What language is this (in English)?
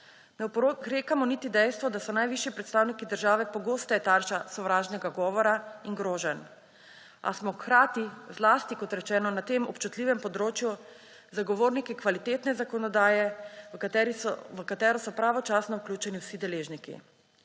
Slovenian